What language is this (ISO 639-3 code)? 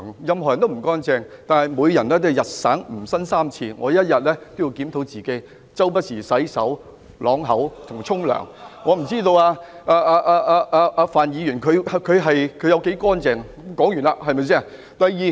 yue